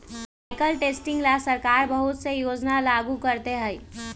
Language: Magahi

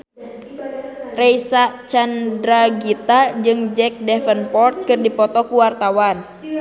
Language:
Sundanese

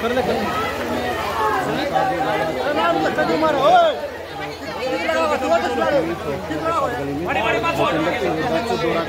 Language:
Hindi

